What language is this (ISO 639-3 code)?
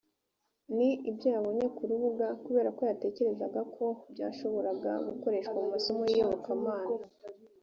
kin